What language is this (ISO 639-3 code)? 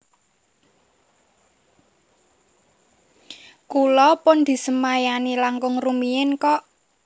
jav